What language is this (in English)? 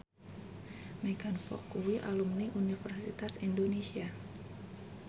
Javanese